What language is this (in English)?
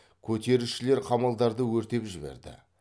Kazakh